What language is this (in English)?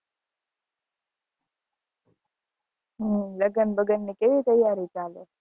Gujarati